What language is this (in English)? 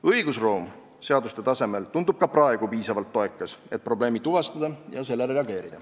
Estonian